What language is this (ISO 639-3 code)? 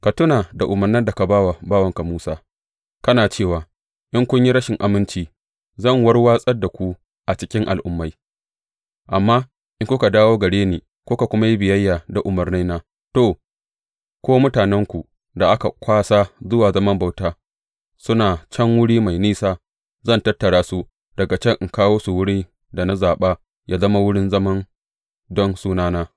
hau